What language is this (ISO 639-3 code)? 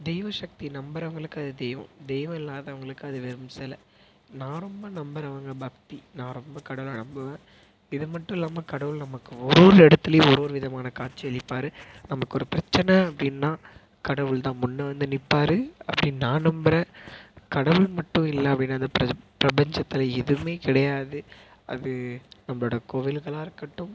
tam